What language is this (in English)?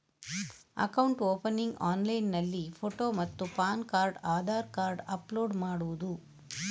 Kannada